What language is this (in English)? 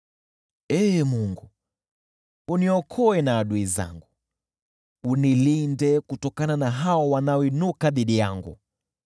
Swahili